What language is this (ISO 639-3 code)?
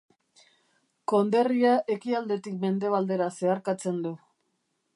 eus